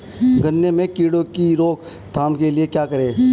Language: Hindi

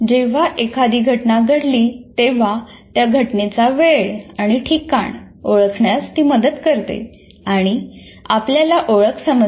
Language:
Marathi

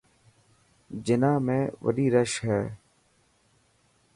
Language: Dhatki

